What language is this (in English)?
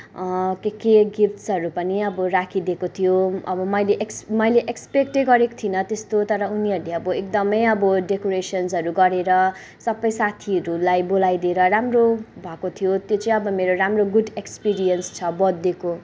Nepali